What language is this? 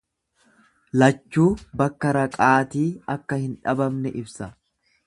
Oromo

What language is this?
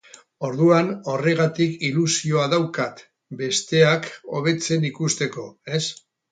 Basque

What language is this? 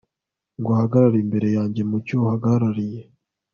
Kinyarwanda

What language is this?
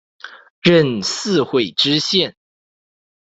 Chinese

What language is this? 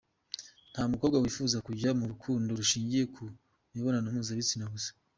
Kinyarwanda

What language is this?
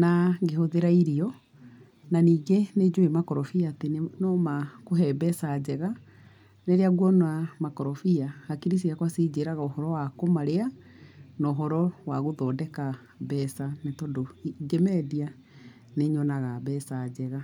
Kikuyu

